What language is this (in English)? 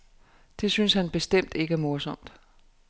Danish